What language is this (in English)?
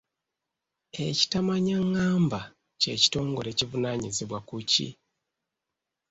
Ganda